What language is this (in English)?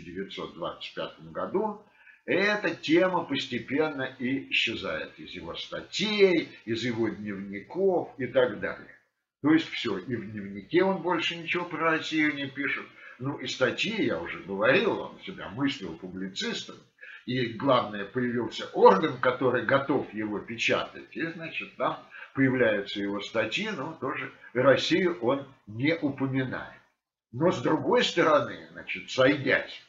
Russian